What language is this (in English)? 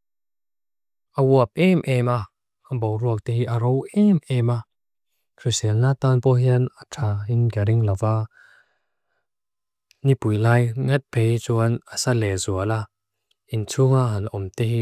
Mizo